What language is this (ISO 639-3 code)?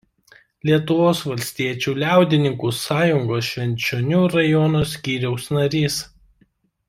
lit